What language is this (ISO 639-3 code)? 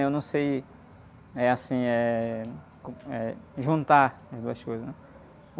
por